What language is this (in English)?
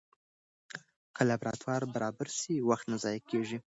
Pashto